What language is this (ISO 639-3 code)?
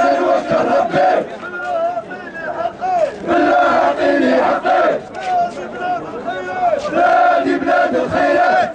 ara